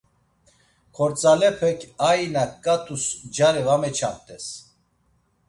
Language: Laz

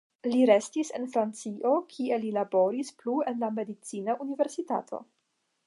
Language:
Esperanto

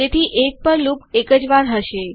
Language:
Gujarati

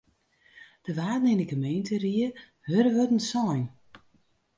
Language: Western Frisian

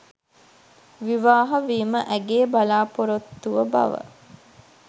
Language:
Sinhala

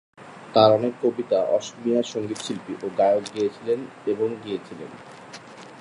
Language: Bangla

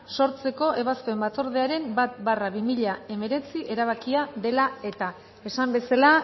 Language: Basque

